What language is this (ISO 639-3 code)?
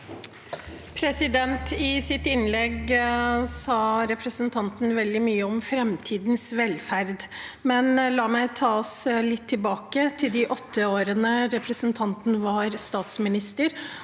nor